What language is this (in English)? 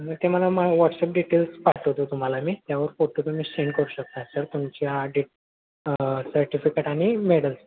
Marathi